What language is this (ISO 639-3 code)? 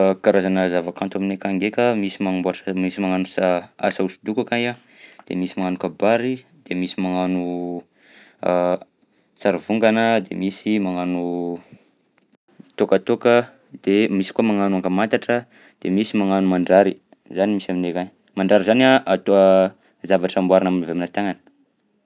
bzc